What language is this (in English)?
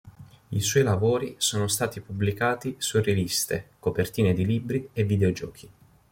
Italian